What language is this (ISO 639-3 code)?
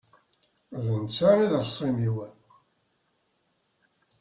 kab